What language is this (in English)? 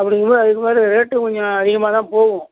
Tamil